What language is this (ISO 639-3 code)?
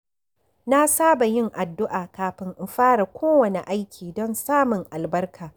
hau